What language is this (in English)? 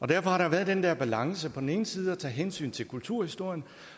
Danish